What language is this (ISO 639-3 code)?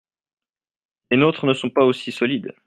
fra